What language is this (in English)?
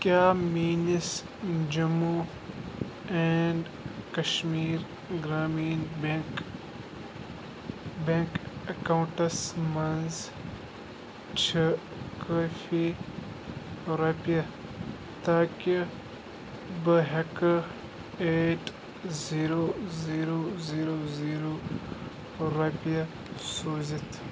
Kashmiri